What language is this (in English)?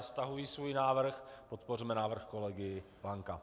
Czech